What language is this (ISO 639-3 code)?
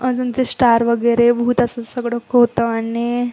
mar